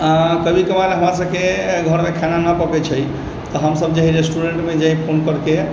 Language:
Maithili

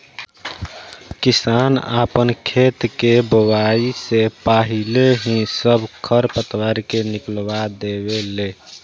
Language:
Bhojpuri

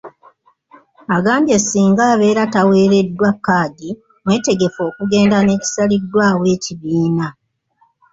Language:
Ganda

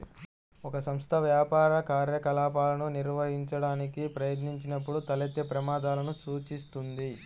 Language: Telugu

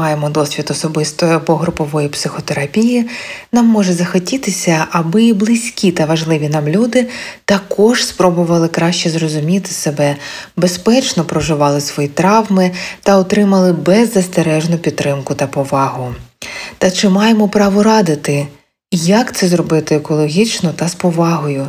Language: Ukrainian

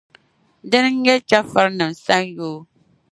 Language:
Dagbani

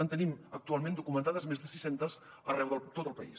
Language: Catalan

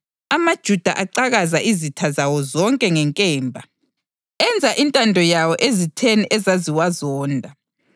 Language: North Ndebele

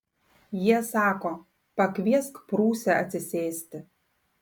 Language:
Lithuanian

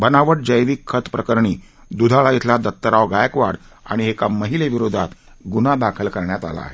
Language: Marathi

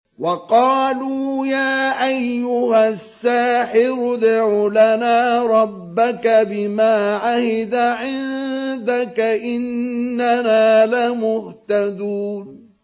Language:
Arabic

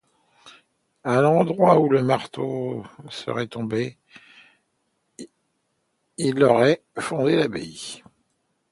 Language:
French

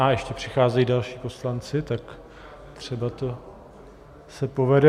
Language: Czech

